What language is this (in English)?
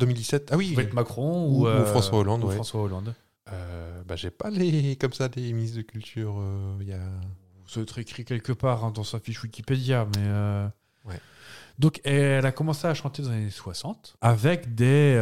French